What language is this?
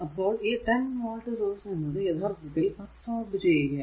Malayalam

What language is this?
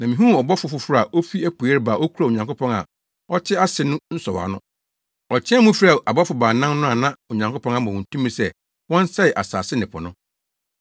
Akan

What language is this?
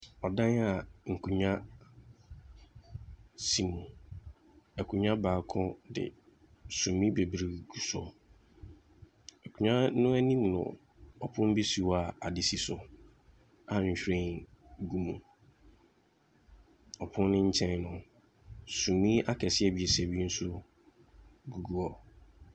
Akan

